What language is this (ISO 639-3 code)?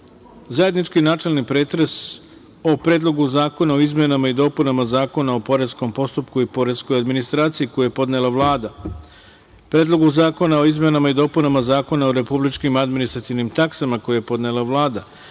srp